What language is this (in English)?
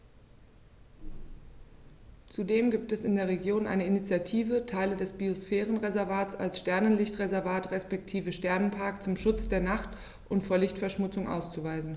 German